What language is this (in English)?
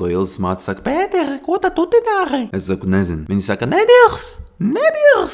Latvian